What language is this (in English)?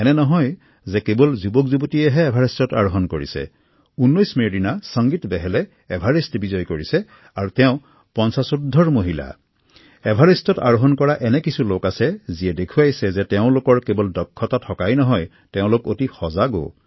Assamese